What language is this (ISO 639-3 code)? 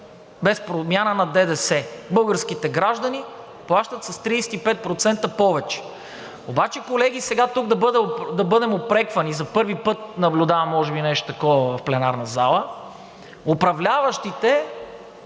bul